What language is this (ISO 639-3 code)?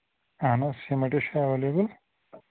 kas